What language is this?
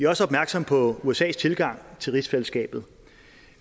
Danish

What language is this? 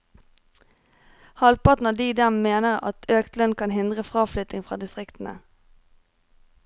Norwegian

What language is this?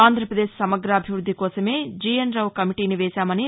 Telugu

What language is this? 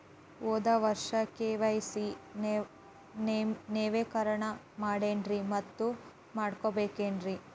Kannada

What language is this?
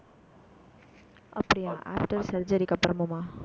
Tamil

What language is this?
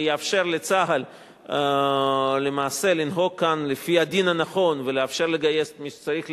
Hebrew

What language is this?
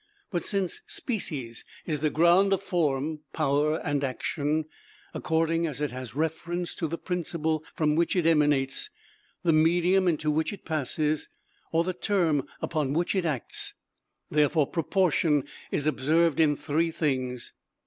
English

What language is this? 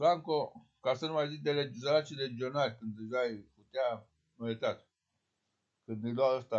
Romanian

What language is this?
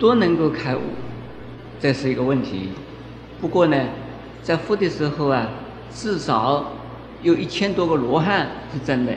Chinese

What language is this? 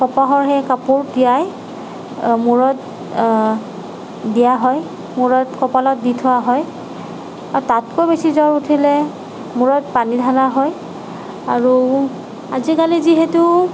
Assamese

